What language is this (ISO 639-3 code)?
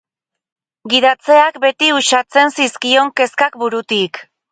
eus